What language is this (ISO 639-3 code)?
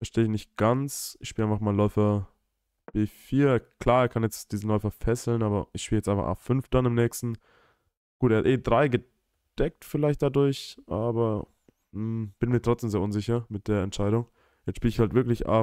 deu